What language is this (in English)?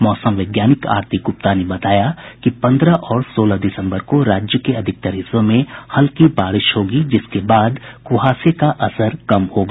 Hindi